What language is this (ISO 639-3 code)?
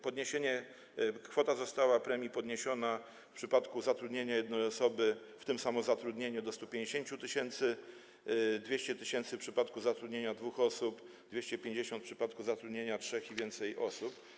pol